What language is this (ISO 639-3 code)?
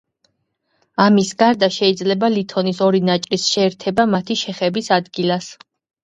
kat